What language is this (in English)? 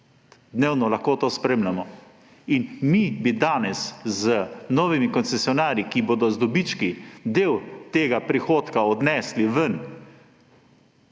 Slovenian